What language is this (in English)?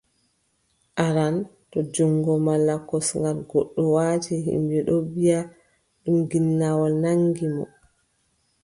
Adamawa Fulfulde